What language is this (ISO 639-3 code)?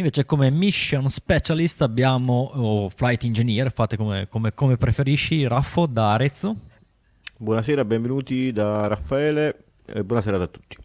ita